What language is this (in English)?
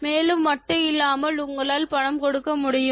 Tamil